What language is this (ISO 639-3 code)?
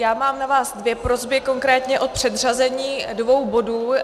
ces